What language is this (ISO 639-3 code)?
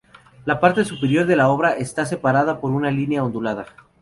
spa